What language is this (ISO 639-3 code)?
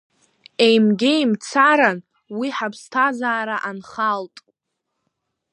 abk